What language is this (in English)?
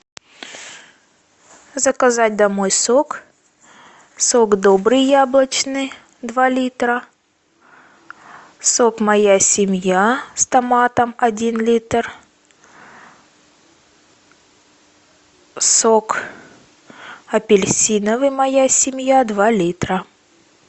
Russian